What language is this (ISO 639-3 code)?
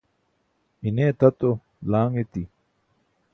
bsk